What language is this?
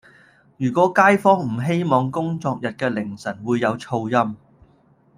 Cantonese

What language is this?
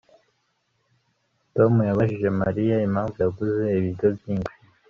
Kinyarwanda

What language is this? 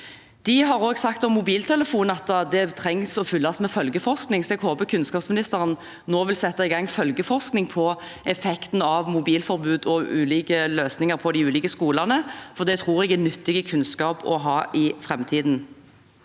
Norwegian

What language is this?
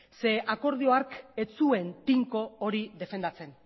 Basque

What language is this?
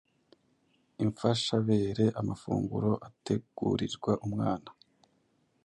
Kinyarwanda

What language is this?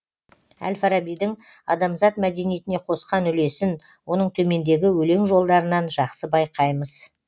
Kazakh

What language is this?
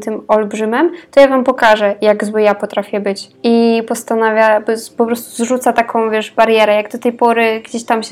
Polish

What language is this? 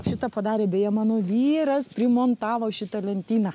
Lithuanian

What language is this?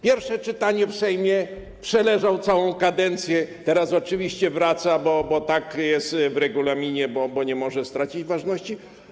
Polish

